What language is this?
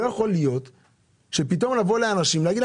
Hebrew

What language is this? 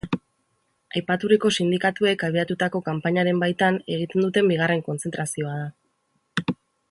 Basque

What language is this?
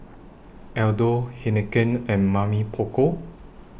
English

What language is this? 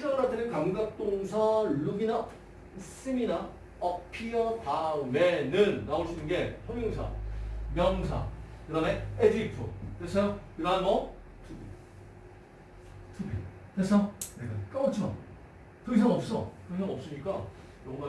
Korean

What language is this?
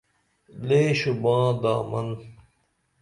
Dameli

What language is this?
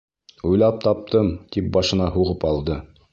Bashkir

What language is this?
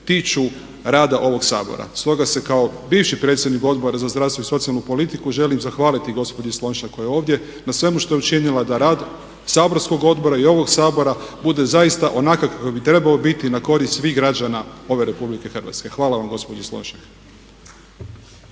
Croatian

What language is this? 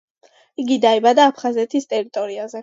Georgian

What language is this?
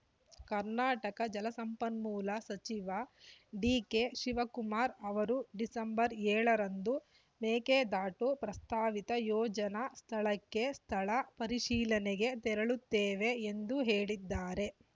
Kannada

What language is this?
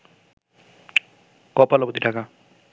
Bangla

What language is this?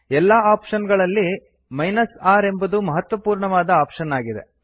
Kannada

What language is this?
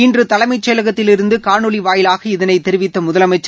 Tamil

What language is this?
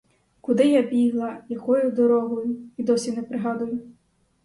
Ukrainian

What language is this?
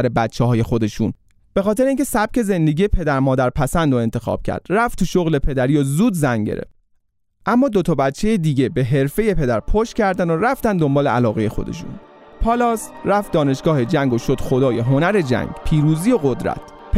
Persian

